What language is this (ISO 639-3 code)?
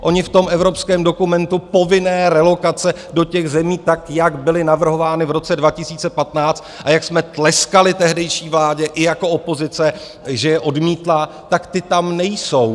ces